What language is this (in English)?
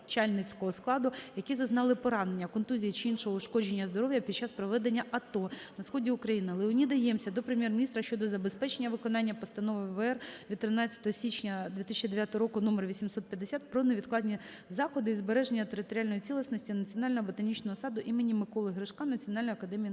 Ukrainian